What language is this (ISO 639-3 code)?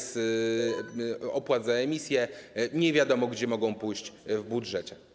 pol